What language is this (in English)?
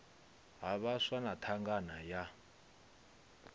Venda